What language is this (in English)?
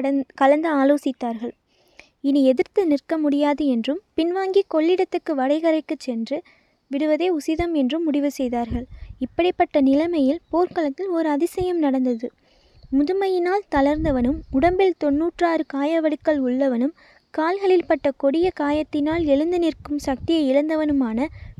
Tamil